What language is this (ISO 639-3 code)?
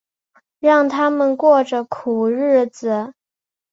zho